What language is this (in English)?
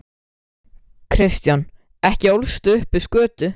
Icelandic